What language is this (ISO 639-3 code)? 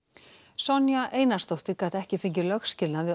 isl